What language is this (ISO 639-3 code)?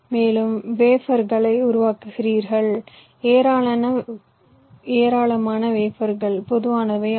tam